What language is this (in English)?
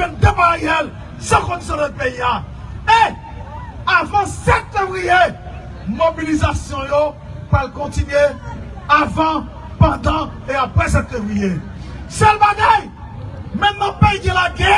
French